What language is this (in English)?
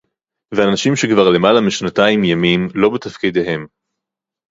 Hebrew